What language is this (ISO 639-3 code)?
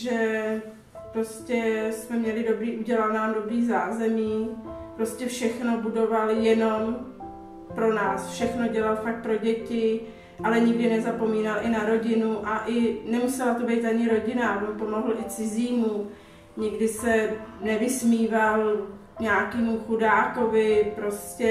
ces